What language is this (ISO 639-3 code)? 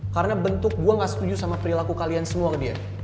ind